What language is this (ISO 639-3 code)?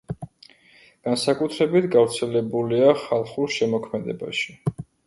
kat